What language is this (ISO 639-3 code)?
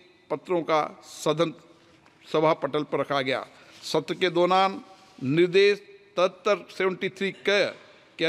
hin